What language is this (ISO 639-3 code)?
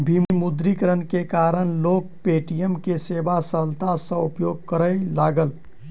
mai